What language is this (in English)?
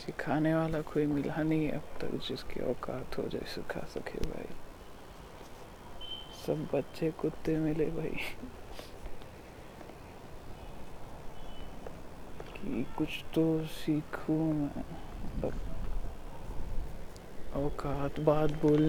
Marathi